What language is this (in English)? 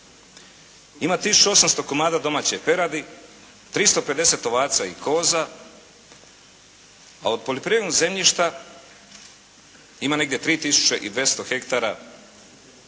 Croatian